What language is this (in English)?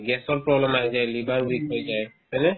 Assamese